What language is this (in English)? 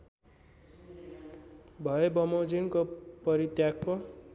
Nepali